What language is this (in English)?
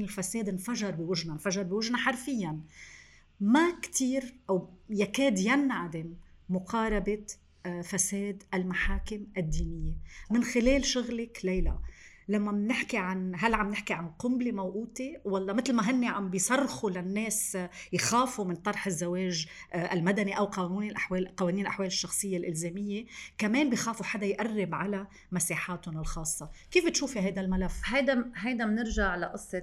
Arabic